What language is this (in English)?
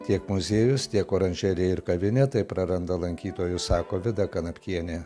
Lithuanian